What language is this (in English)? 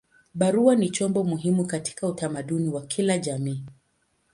Swahili